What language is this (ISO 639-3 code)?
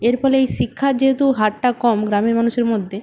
ben